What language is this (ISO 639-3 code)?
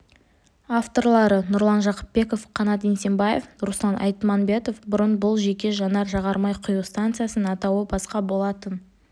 kaz